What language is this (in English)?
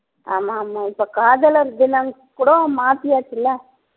Tamil